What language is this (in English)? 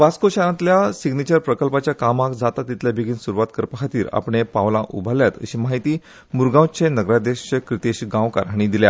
Konkani